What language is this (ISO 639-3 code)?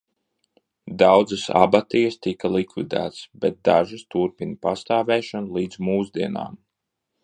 lav